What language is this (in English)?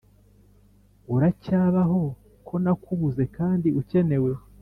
Kinyarwanda